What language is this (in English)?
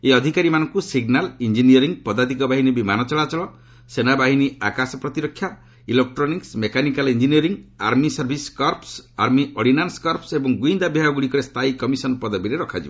Odia